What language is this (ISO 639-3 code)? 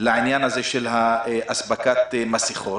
heb